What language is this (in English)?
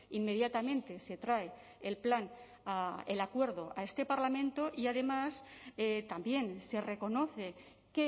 Spanish